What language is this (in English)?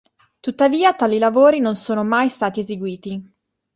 Italian